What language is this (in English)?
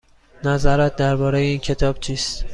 Persian